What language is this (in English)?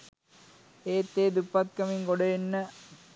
Sinhala